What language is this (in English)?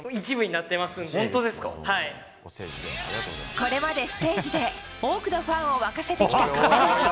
Japanese